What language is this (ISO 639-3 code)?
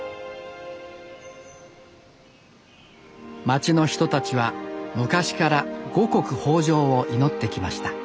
jpn